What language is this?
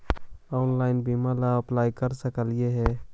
Magahi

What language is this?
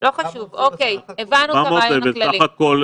Hebrew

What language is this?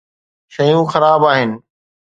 Sindhi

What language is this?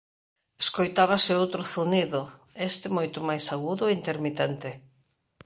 Galician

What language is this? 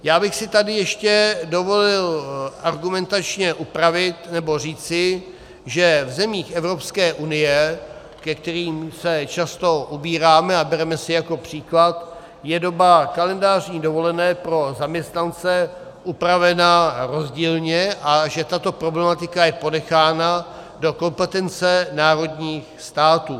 Czech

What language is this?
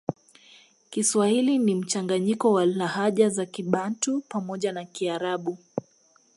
Swahili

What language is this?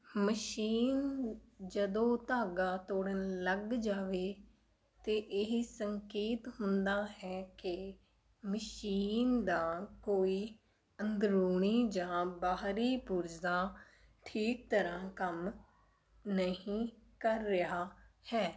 Punjabi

